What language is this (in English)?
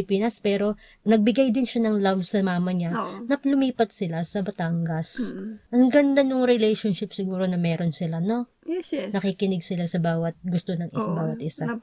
Filipino